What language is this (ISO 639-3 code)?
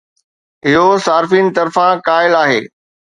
snd